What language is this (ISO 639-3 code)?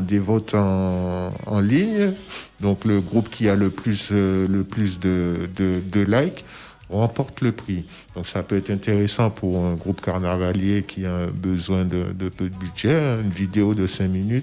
fra